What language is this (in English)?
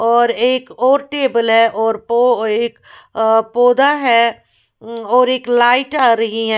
Hindi